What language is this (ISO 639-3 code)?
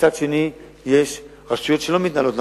heb